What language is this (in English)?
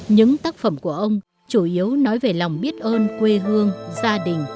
Vietnamese